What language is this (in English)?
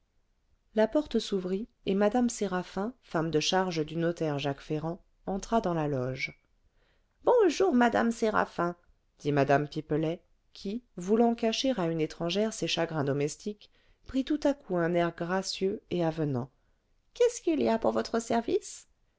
French